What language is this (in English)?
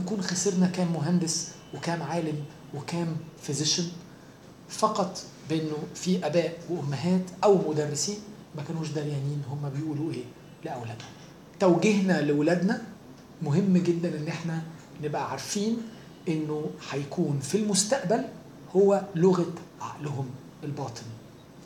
Arabic